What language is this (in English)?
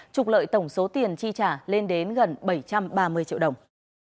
Vietnamese